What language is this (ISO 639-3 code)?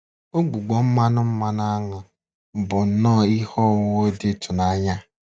ibo